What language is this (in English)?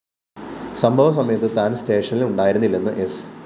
Malayalam